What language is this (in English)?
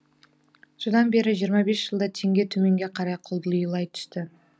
Kazakh